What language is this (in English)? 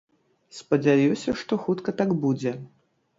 Belarusian